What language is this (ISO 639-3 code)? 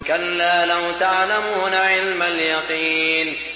ara